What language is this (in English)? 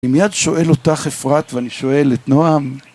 Hebrew